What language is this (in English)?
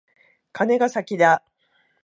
Japanese